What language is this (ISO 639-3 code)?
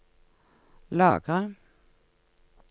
nor